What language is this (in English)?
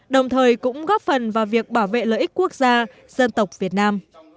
Vietnamese